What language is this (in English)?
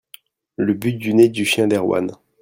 French